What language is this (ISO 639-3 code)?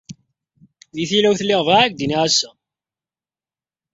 kab